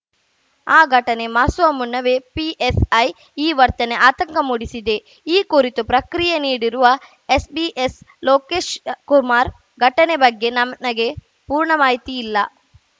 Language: Kannada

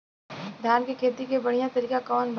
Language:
Bhojpuri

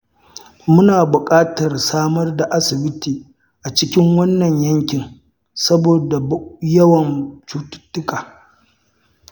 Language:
Hausa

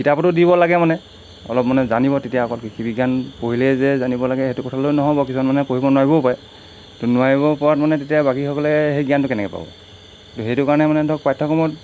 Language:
Assamese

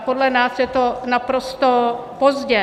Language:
Czech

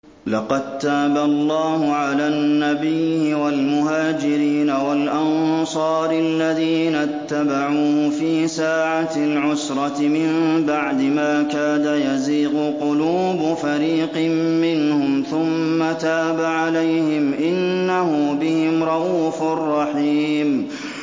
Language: Arabic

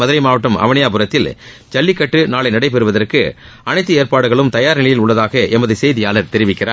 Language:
Tamil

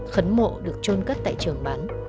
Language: Vietnamese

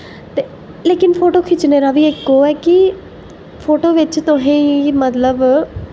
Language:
Dogri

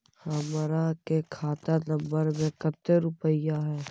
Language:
Magahi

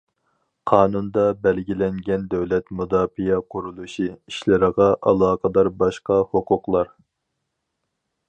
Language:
Uyghur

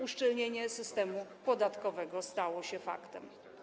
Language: Polish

